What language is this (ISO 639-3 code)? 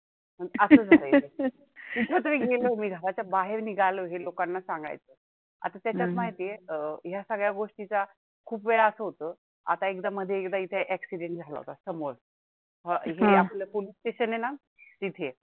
mar